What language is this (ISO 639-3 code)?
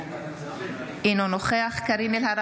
heb